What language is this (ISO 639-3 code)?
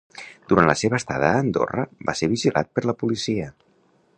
cat